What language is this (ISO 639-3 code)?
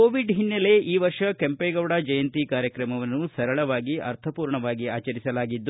kan